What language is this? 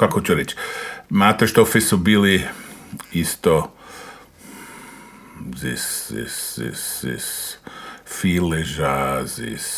Croatian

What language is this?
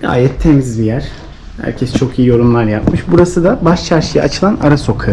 Turkish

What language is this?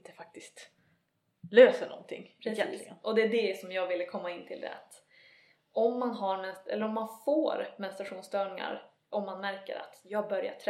Swedish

